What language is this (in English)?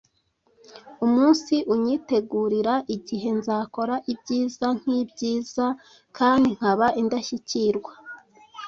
Kinyarwanda